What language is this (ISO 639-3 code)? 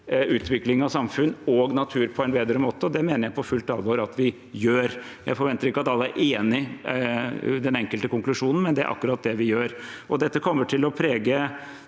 nor